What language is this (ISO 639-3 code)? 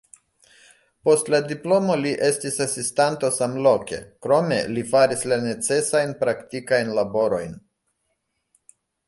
epo